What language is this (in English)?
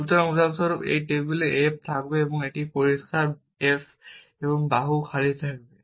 Bangla